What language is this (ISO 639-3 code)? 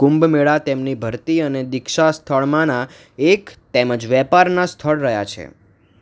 guj